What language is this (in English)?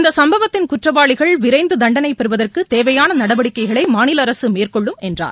Tamil